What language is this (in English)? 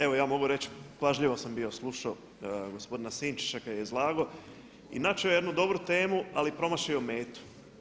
Croatian